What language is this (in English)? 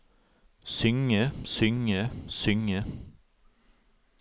Norwegian